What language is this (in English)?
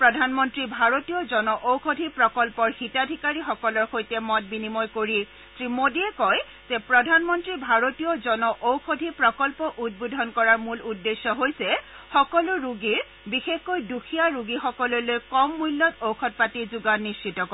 Assamese